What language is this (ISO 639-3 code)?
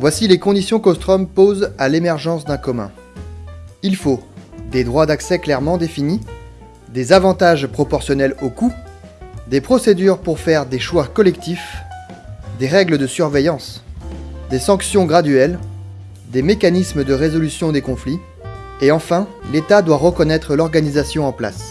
fra